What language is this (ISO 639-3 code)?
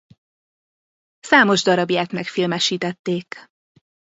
hun